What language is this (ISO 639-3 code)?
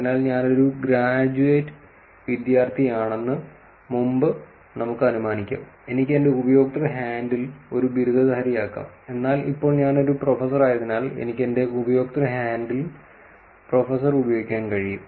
mal